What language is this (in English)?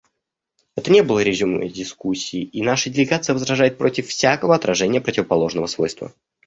Russian